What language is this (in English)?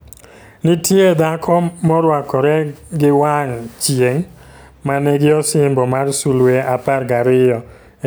Luo (Kenya and Tanzania)